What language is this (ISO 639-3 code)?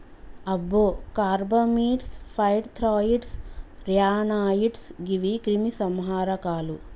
tel